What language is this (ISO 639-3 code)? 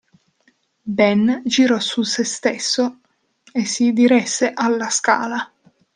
ita